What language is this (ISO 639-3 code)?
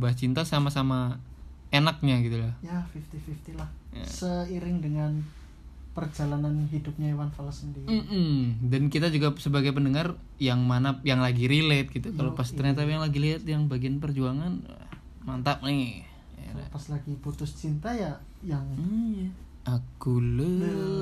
ind